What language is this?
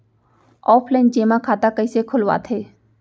Chhattisgarhi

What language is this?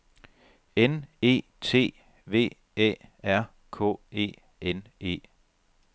Danish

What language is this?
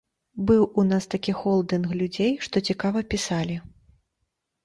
Belarusian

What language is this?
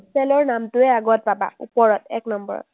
Assamese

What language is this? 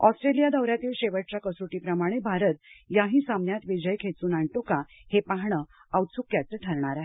Marathi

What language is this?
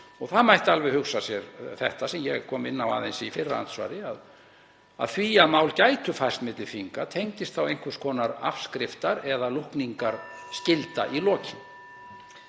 Icelandic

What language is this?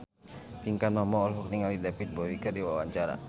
Sundanese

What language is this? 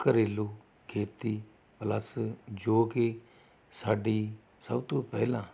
Punjabi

